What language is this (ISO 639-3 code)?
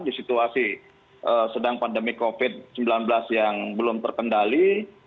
ind